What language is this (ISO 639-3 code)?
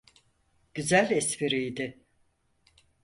tur